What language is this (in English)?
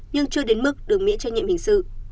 Vietnamese